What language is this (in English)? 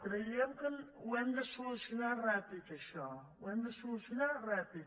Catalan